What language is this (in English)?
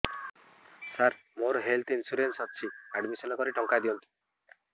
Odia